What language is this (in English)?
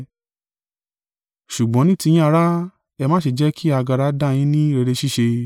Yoruba